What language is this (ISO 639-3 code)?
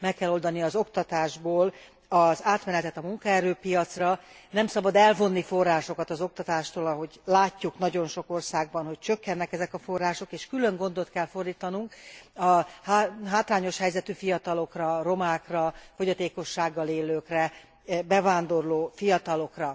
hun